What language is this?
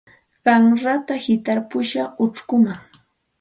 Santa Ana de Tusi Pasco Quechua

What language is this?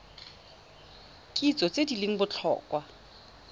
Tswana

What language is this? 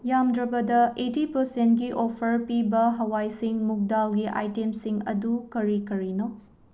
Manipuri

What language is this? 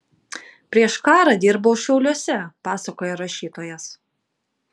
Lithuanian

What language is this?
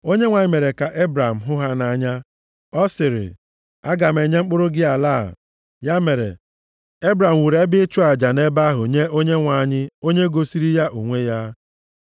Igbo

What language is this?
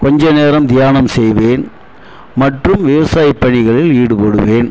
Tamil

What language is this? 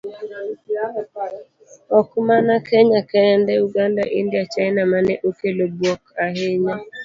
Luo (Kenya and Tanzania)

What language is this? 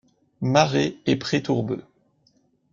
French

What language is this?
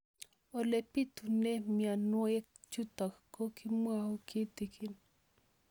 Kalenjin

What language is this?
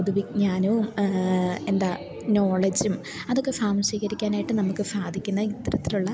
Malayalam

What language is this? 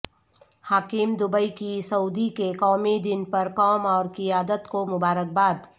Urdu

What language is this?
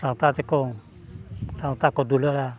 Santali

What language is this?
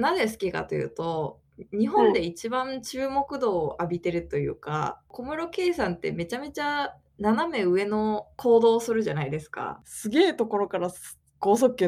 Japanese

